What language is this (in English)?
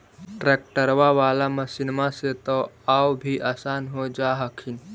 Magahi